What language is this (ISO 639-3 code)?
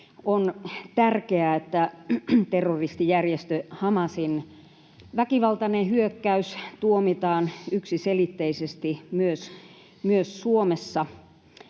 fin